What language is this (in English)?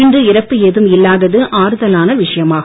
Tamil